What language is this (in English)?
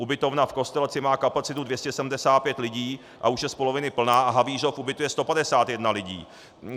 Czech